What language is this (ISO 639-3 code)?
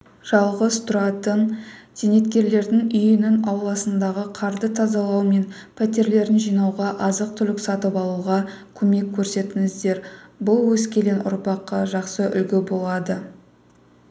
kaz